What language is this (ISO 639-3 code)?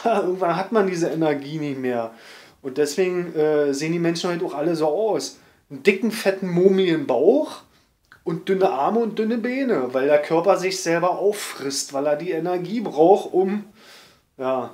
deu